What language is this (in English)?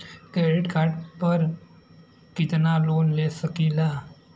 Bhojpuri